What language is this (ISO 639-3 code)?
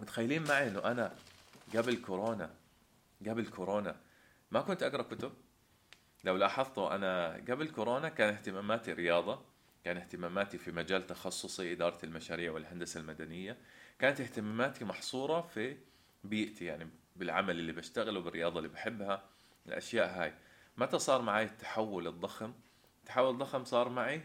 ara